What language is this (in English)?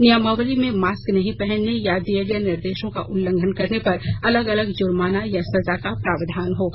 Hindi